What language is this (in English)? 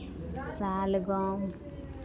Maithili